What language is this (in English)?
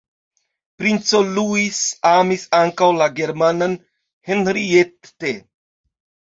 Esperanto